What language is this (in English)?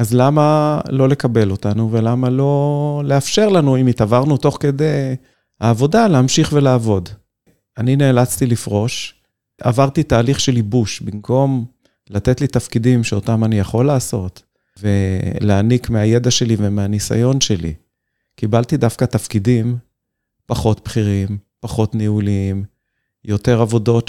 Hebrew